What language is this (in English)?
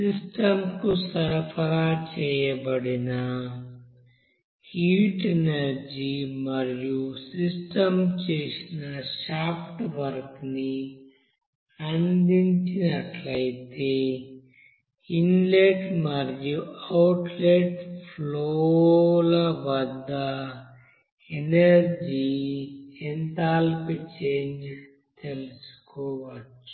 Telugu